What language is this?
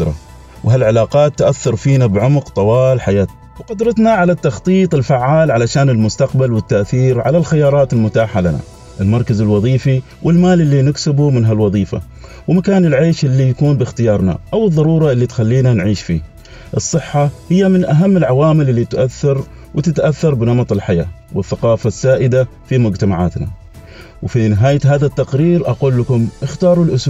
Arabic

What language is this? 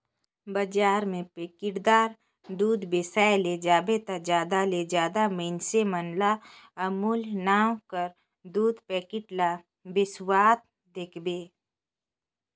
Chhattisgarhi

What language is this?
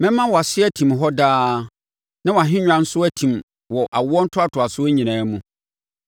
Akan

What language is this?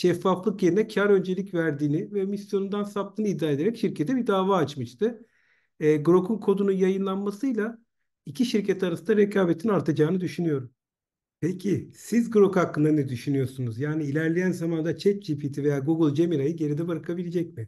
Turkish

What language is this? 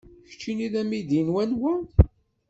Kabyle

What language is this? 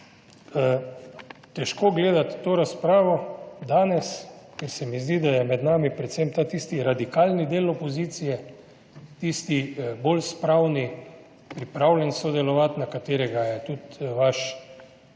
Slovenian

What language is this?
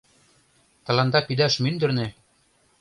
Mari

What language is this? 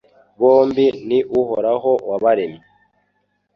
Kinyarwanda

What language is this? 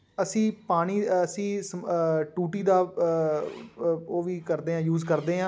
Punjabi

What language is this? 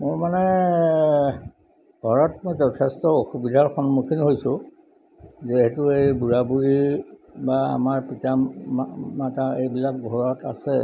Assamese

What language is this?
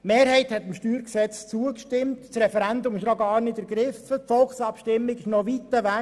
Swiss German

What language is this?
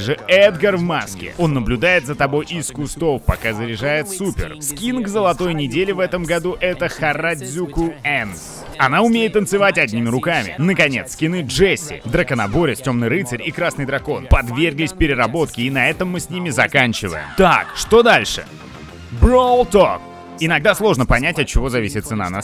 Russian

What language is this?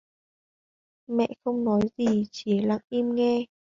Vietnamese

